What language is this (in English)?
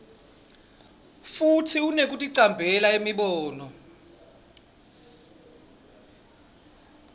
Swati